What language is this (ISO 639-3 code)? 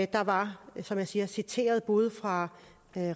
dan